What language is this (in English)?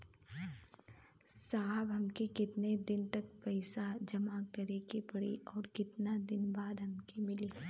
Bhojpuri